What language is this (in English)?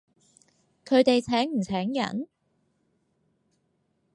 Cantonese